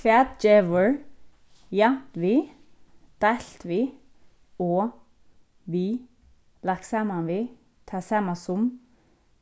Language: Faroese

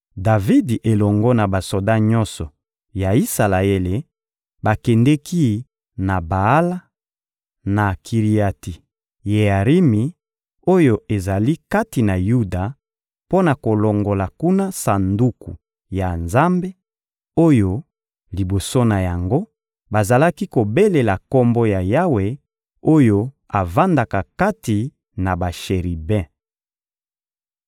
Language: Lingala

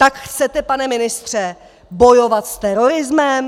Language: Czech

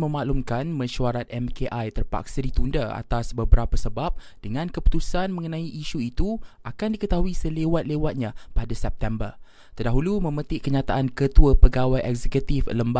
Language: Malay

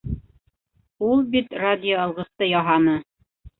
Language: Bashkir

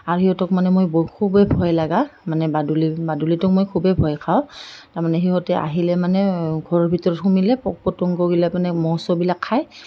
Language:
Assamese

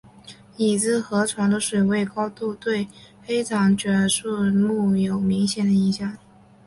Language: Chinese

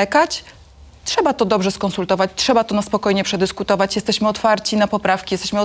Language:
Polish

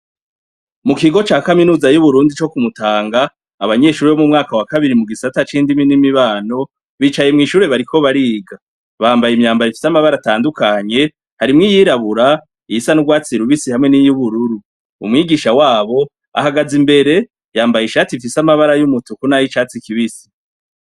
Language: Rundi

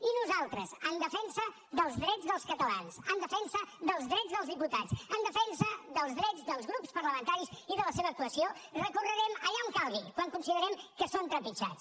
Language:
Catalan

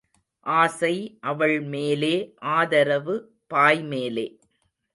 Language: Tamil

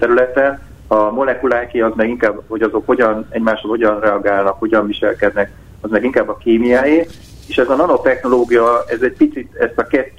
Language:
Hungarian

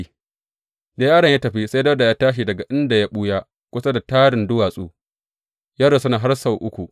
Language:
Hausa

